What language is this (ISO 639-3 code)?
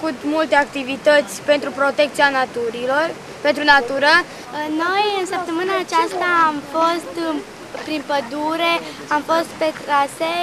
ron